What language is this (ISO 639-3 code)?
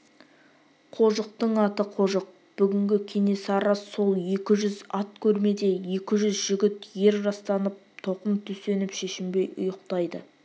kaz